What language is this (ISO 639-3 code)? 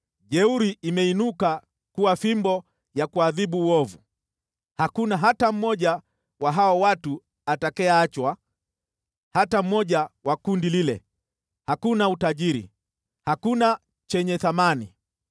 swa